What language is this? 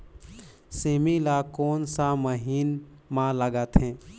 Chhattisgarhi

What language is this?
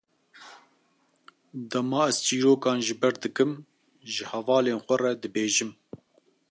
Kurdish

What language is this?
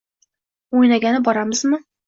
Uzbek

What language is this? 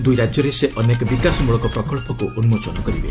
Odia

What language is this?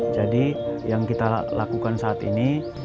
Indonesian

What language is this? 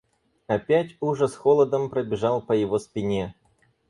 Russian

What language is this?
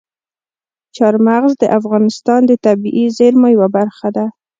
Pashto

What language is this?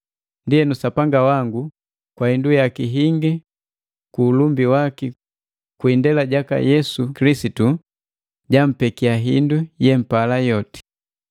Matengo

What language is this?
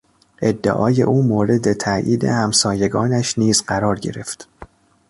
Persian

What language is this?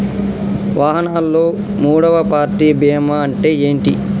Telugu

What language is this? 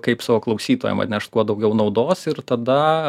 Lithuanian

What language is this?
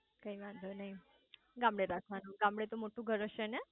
Gujarati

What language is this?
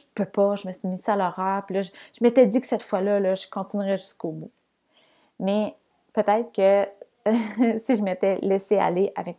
French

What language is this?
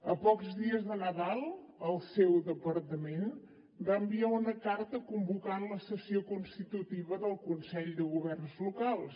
Catalan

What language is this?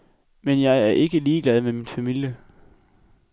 Danish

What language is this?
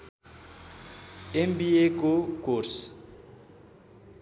Nepali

